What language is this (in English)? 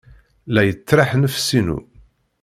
Kabyle